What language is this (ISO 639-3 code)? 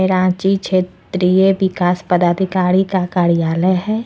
hin